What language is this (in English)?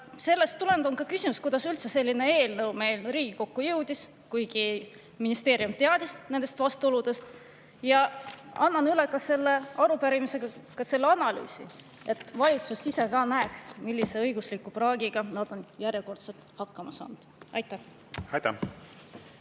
Estonian